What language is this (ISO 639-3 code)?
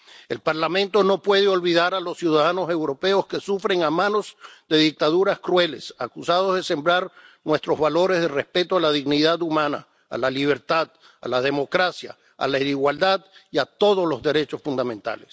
spa